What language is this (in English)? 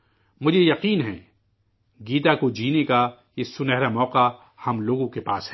Urdu